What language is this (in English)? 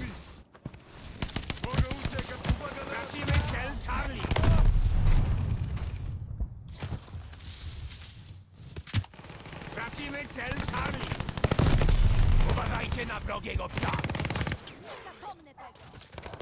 Polish